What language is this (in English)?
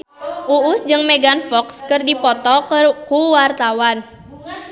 Sundanese